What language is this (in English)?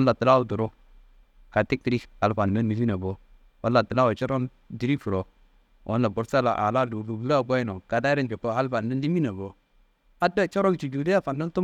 Kanembu